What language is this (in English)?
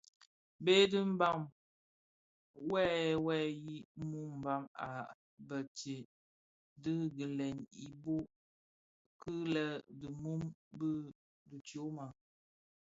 Bafia